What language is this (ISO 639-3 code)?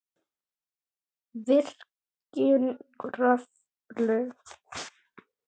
isl